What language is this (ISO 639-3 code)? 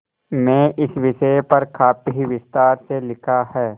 hin